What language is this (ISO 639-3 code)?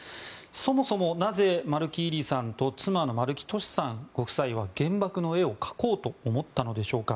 jpn